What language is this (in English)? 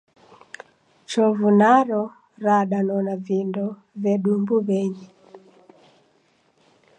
Taita